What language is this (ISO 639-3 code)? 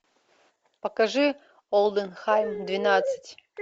rus